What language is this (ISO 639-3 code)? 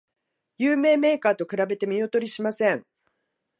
jpn